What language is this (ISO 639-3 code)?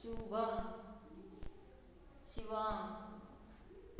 kok